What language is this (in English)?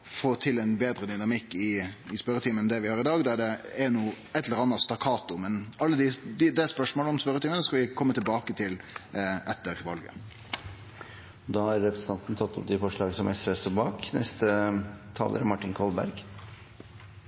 Norwegian